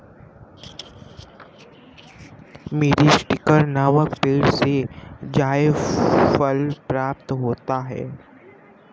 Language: Hindi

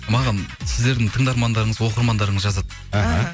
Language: Kazakh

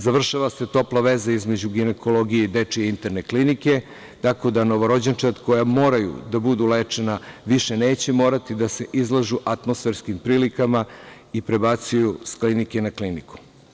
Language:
Serbian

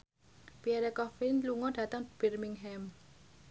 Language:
Javanese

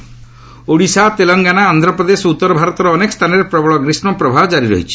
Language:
Odia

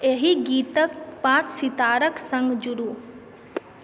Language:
Maithili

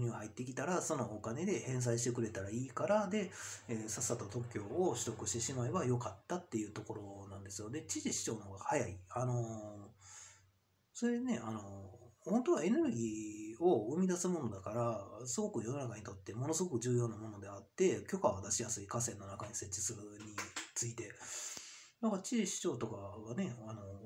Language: Japanese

